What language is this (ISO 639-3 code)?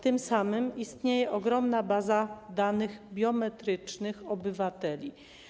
pol